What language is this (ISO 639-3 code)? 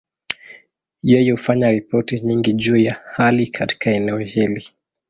swa